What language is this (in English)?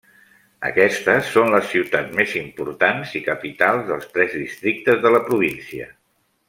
Catalan